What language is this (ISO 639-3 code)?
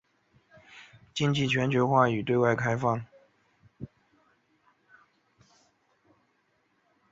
zho